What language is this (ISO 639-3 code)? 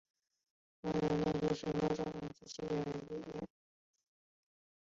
zho